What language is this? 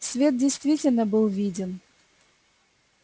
Russian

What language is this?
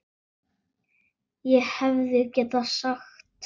Icelandic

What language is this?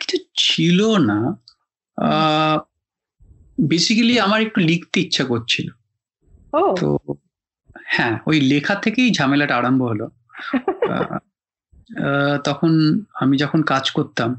Bangla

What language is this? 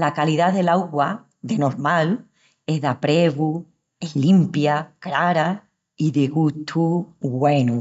Extremaduran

